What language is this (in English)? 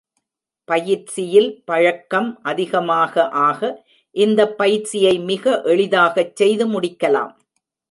Tamil